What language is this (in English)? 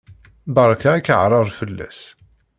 Kabyle